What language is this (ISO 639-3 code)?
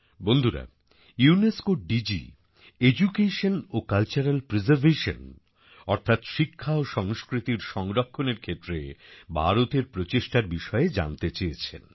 ben